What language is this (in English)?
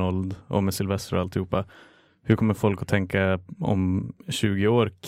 Swedish